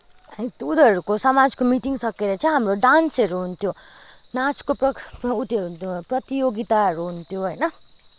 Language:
Nepali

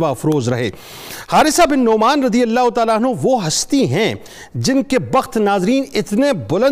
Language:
Urdu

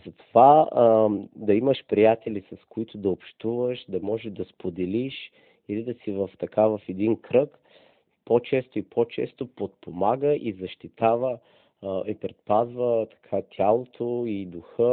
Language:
Bulgarian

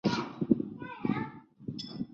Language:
Chinese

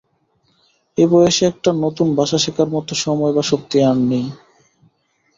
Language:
Bangla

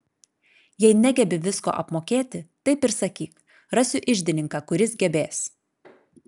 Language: Lithuanian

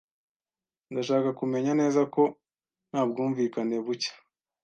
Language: Kinyarwanda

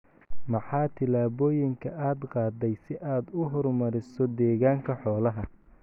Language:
Somali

